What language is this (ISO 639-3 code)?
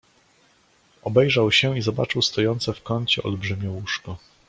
pol